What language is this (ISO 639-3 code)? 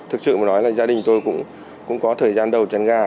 vie